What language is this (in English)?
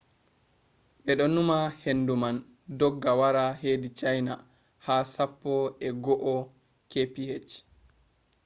Fula